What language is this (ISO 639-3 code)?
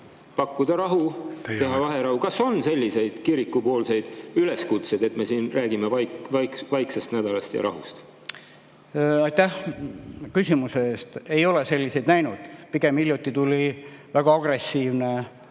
est